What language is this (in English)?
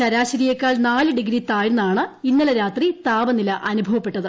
Malayalam